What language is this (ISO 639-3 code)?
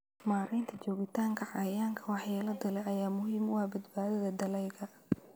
som